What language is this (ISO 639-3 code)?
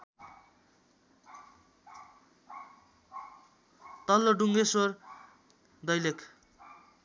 nep